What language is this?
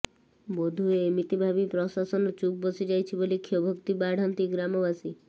Odia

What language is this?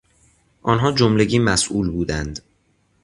Persian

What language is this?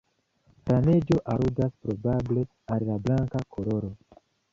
Esperanto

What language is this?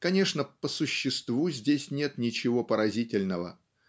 Russian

